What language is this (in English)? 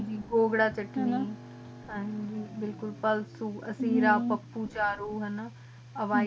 Punjabi